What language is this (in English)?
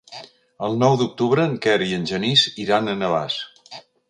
Catalan